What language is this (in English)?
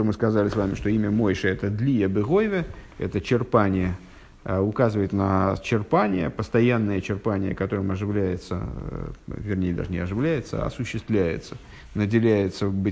Russian